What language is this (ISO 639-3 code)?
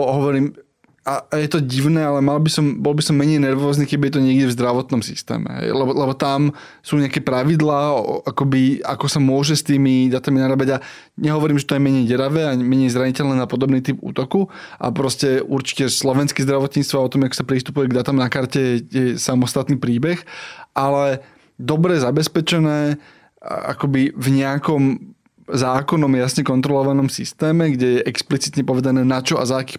slk